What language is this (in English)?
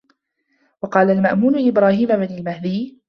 Arabic